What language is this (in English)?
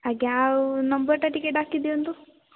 Odia